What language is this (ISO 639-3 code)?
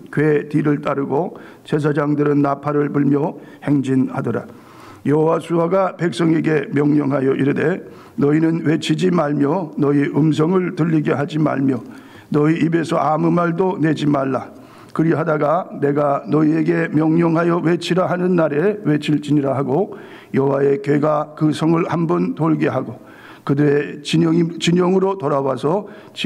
kor